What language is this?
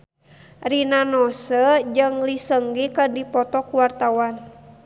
Sundanese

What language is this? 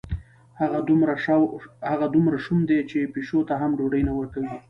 Pashto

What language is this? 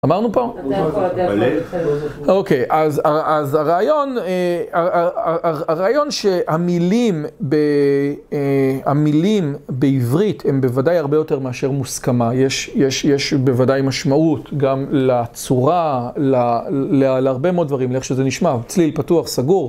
Hebrew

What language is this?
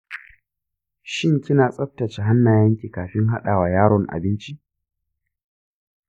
Hausa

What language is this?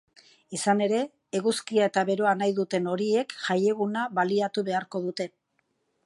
Basque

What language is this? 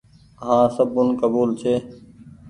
Goaria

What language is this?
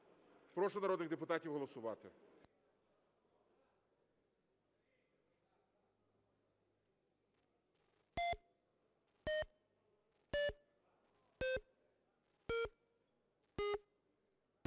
Ukrainian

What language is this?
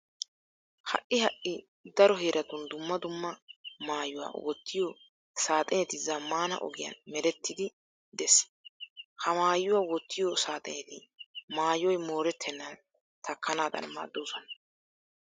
Wolaytta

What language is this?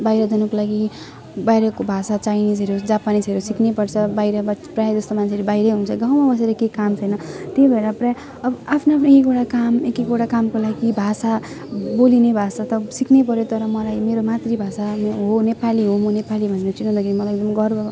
Nepali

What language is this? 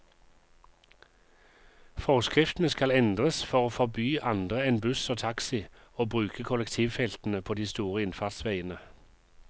Norwegian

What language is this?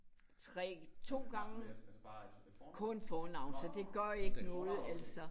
Danish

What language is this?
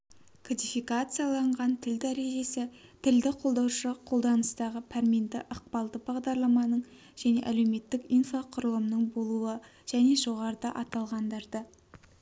Kazakh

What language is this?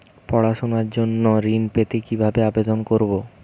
Bangla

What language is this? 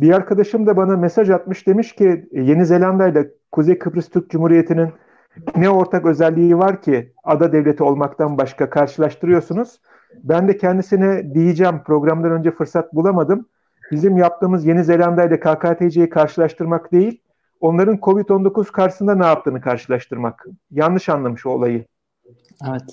Turkish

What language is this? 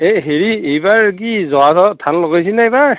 Assamese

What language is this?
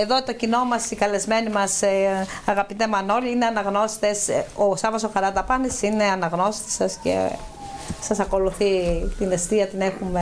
Greek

